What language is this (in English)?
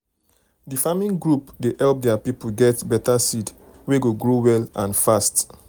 Nigerian Pidgin